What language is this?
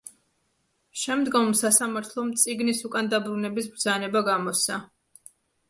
Georgian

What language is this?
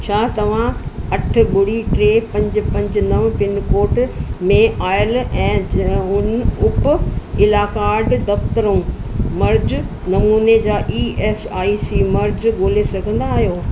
Sindhi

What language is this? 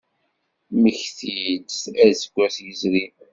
Kabyle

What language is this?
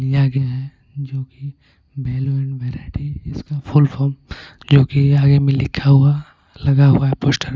Hindi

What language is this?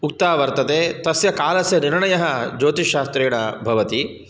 Sanskrit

